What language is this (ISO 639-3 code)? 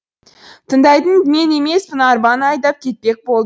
kaz